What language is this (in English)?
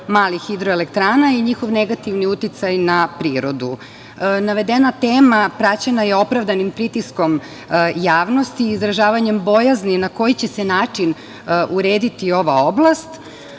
Serbian